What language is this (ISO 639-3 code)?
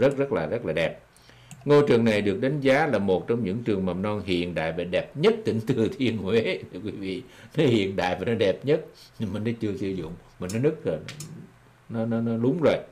vie